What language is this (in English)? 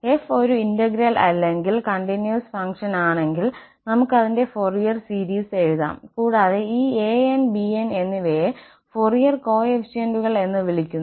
Malayalam